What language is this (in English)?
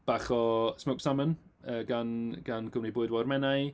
Welsh